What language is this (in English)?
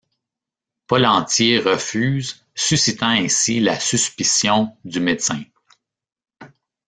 French